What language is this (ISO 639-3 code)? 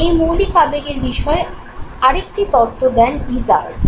ben